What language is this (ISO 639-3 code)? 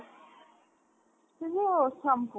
ori